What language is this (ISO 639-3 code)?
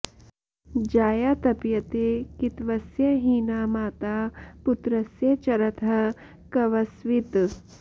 san